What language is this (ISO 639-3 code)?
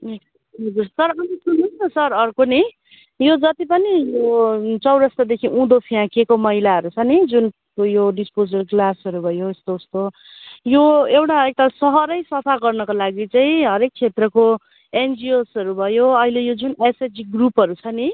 nep